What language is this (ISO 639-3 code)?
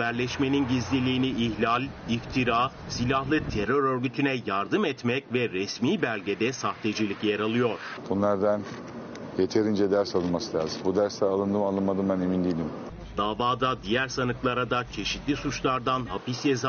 tur